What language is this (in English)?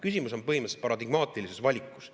Estonian